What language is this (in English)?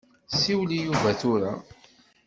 Kabyle